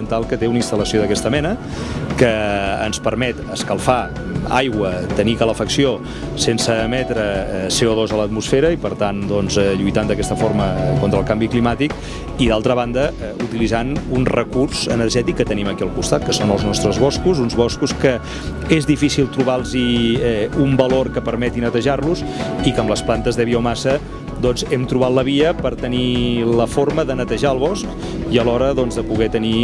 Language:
Catalan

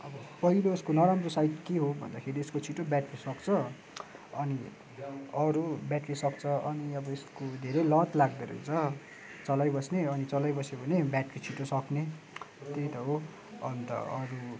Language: Nepali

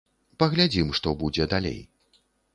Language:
Belarusian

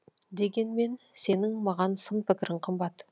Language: Kazakh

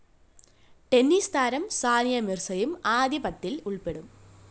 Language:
Malayalam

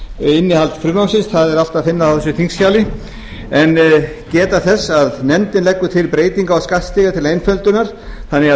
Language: Icelandic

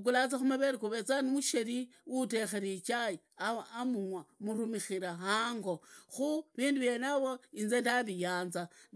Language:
Idakho-Isukha-Tiriki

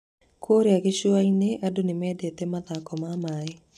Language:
Kikuyu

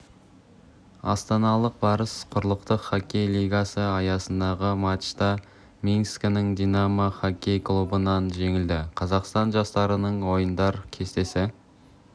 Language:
Kazakh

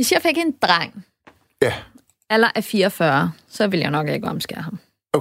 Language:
Danish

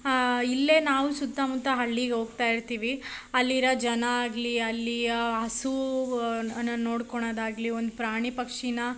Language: Kannada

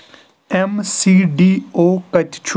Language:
Kashmiri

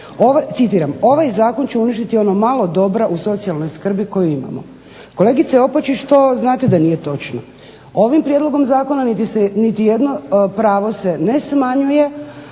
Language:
Croatian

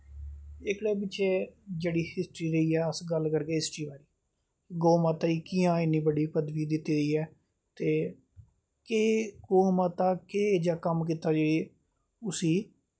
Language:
Dogri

